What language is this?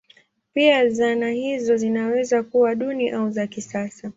Swahili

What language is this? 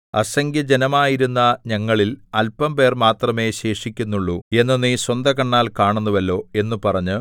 Malayalam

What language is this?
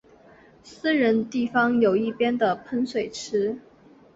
Chinese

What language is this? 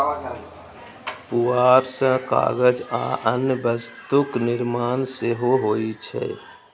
Maithili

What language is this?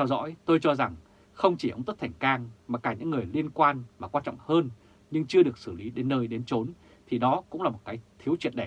Vietnamese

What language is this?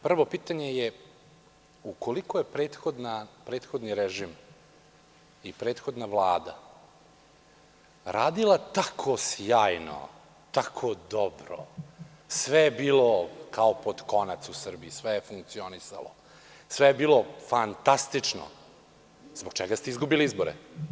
Serbian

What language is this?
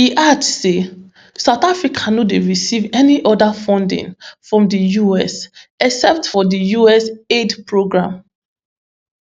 Nigerian Pidgin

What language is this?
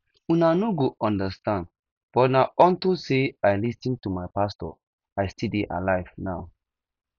Nigerian Pidgin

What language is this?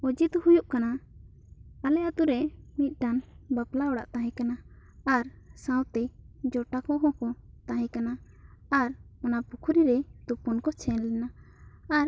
Santali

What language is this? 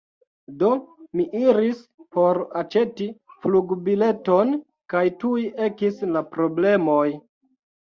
Esperanto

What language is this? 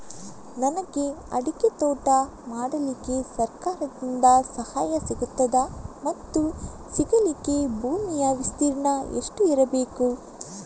Kannada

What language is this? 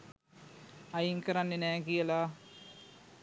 Sinhala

